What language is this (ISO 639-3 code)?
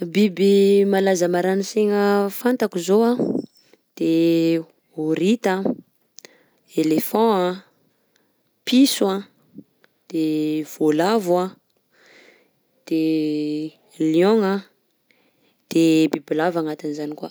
bzc